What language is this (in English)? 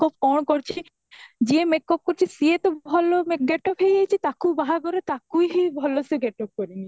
Odia